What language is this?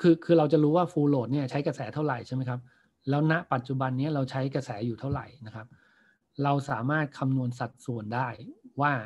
Thai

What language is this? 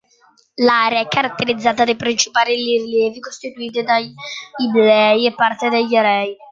Italian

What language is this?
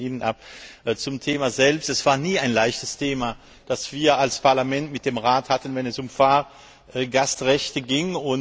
German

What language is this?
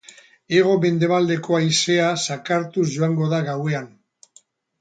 Basque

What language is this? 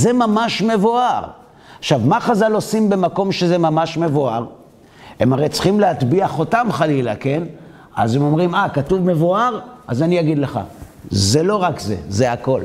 Hebrew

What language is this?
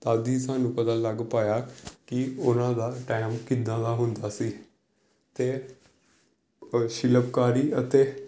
Punjabi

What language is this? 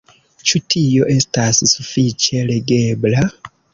Esperanto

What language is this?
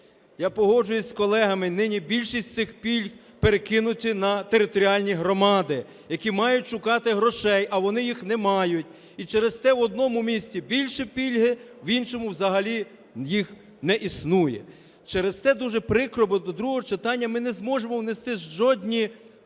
Ukrainian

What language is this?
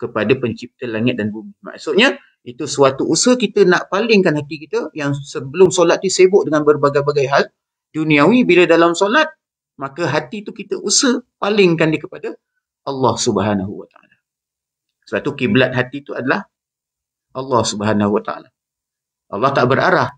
Malay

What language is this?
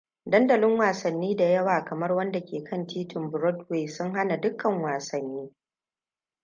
Hausa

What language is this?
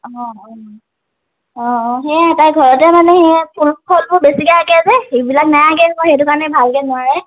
Assamese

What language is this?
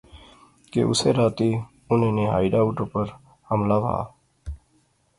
Pahari-Potwari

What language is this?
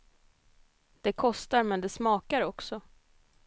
Swedish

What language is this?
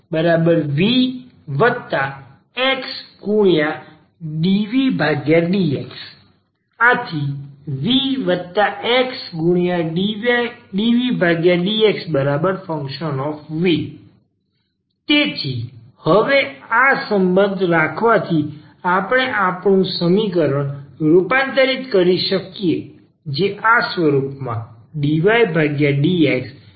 Gujarati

